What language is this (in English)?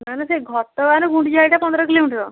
Odia